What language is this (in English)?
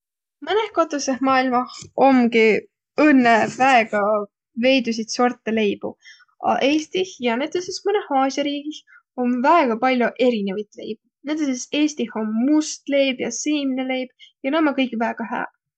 Võro